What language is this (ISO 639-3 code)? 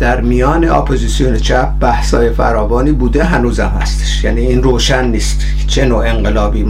fas